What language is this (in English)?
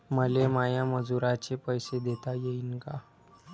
Marathi